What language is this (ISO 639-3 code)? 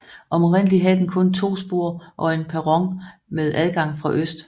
dan